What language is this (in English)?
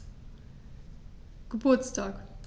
German